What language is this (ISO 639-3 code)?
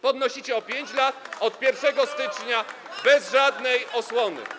pol